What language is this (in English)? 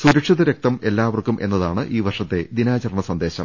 Malayalam